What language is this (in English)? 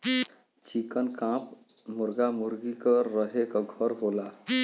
Bhojpuri